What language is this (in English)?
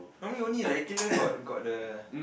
English